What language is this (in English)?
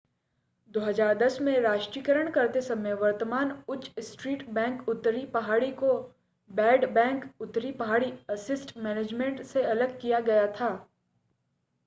Hindi